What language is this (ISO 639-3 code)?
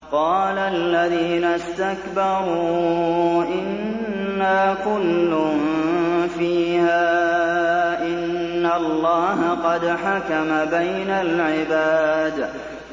ara